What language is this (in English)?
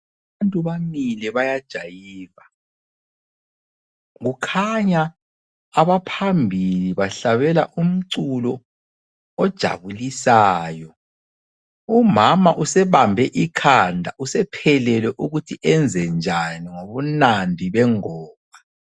North Ndebele